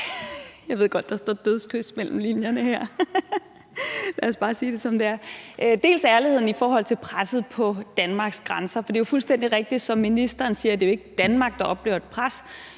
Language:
Danish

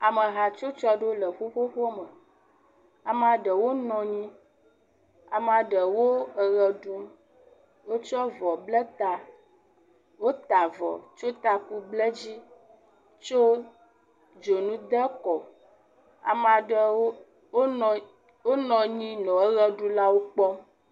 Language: Ewe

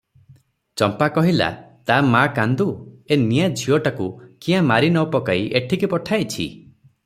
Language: Odia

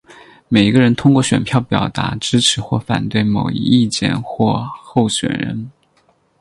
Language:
Chinese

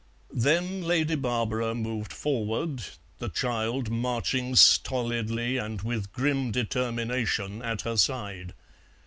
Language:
English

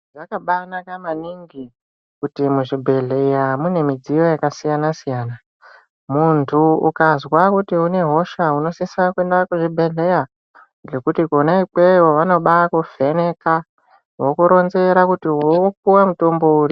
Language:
Ndau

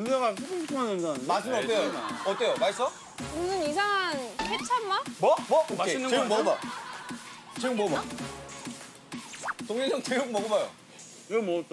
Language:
Korean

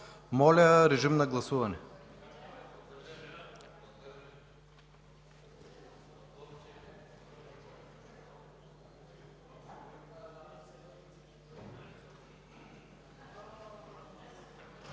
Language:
Bulgarian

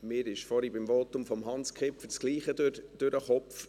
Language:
Swiss German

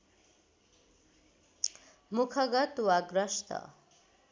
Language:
Nepali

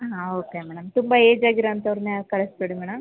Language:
Kannada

